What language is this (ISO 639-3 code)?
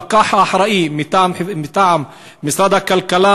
heb